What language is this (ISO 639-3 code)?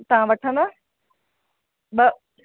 snd